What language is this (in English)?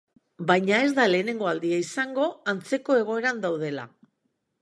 Basque